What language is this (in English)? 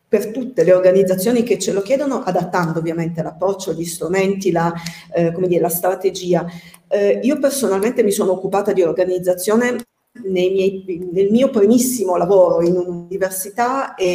Italian